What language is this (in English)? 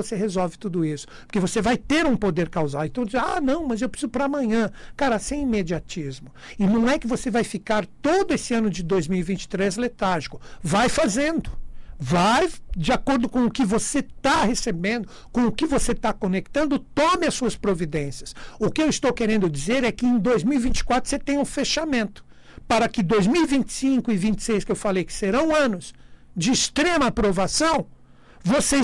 Portuguese